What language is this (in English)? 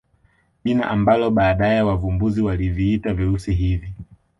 Swahili